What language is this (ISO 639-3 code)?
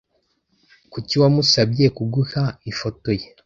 kin